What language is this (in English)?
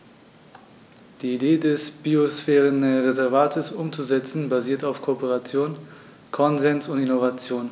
German